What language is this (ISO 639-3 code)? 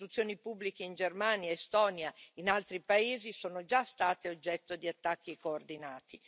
ita